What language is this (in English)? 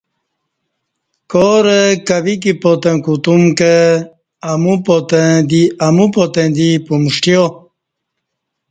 Kati